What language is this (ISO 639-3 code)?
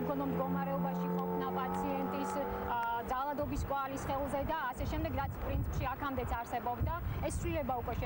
ron